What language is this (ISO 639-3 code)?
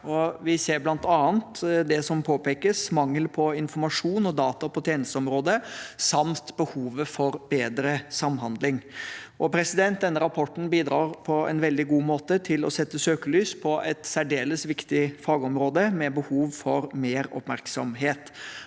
nor